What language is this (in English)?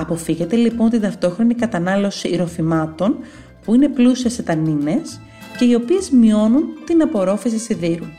Greek